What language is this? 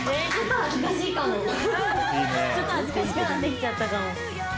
Japanese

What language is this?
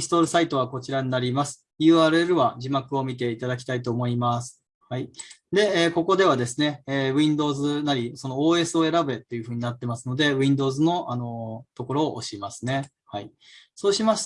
Japanese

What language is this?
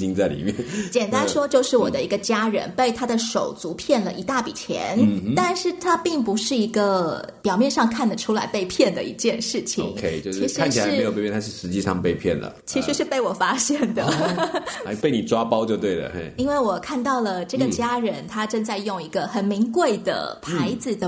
Chinese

